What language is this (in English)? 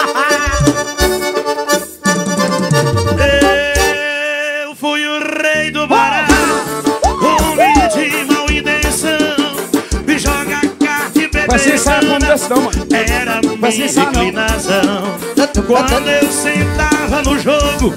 Portuguese